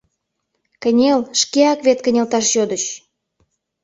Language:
Mari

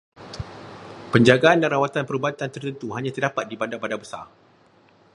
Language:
Malay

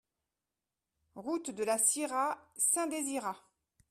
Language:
French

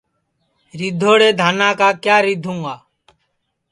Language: Sansi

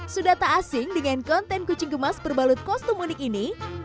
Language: Indonesian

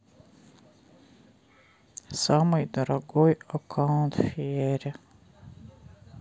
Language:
Russian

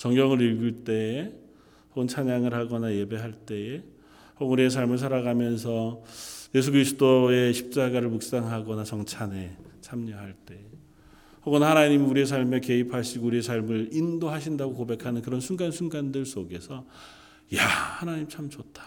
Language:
Korean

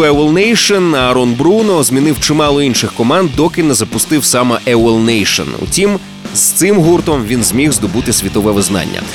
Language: Ukrainian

